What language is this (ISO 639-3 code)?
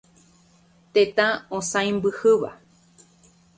grn